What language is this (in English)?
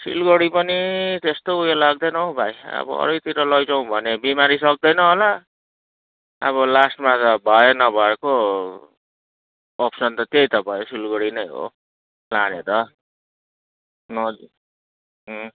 Nepali